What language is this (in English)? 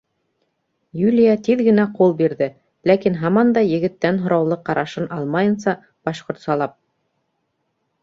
Bashkir